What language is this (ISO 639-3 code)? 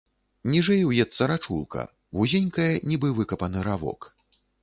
bel